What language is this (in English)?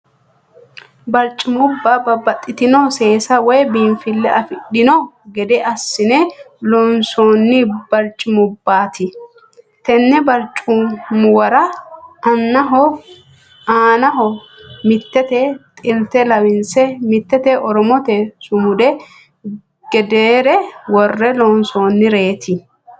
Sidamo